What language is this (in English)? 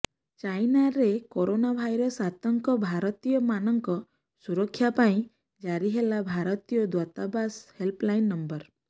Odia